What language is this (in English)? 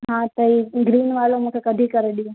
Sindhi